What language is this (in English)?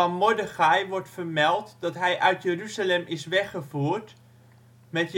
Dutch